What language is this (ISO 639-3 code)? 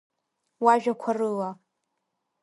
abk